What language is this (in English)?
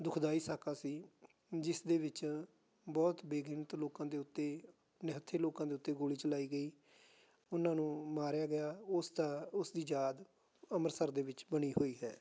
Punjabi